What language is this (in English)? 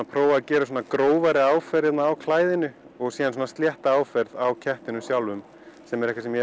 Icelandic